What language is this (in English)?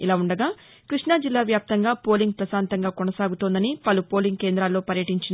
Telugu